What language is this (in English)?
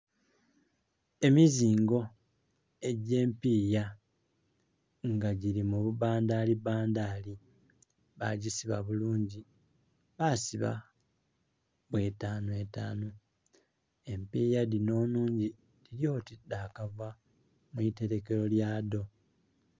Soga